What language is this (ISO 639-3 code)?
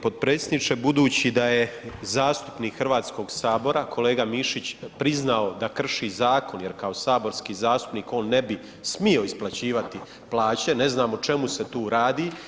hrv